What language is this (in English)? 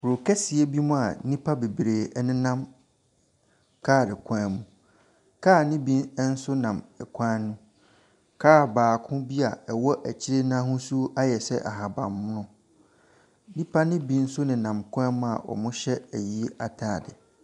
Akan